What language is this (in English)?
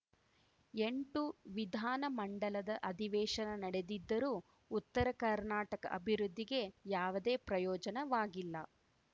Kannada